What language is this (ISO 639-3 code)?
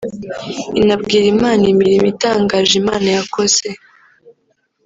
kin